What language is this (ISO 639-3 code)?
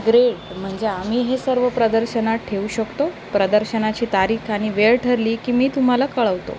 mar